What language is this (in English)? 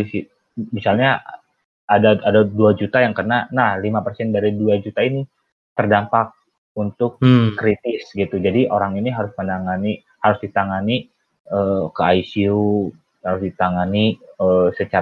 Indonesian